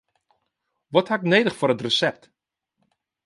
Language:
Western Frisian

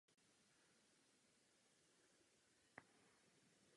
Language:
Czech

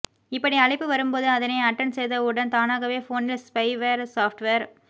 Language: Tamil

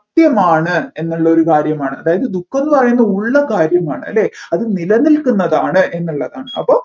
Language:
Malayalam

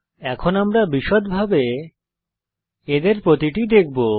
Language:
Bangla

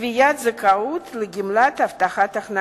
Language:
Hebrew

